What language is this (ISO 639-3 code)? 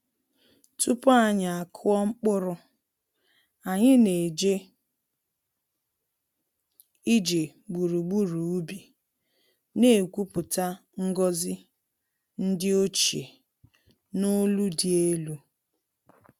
ibo